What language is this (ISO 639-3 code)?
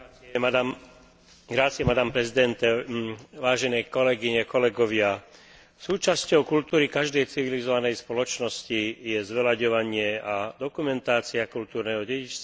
slk